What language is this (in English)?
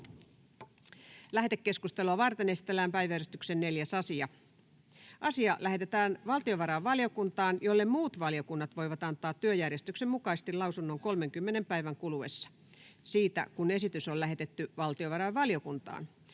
Finnish